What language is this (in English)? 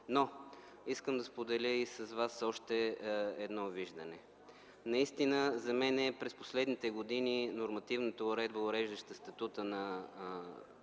Bulgarian